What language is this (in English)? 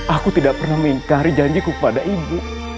Indonesian